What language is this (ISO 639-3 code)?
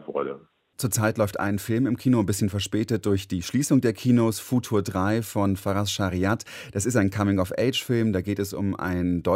deu